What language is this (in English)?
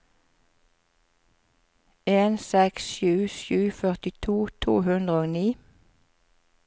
Norwegian